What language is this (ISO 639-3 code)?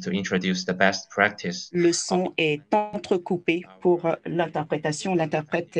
fra